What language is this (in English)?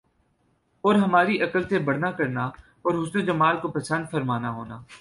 Urdu